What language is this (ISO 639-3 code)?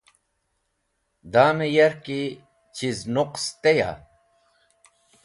wbl